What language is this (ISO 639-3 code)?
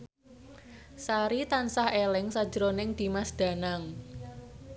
jav